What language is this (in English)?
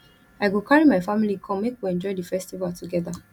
Nigerian Pidgin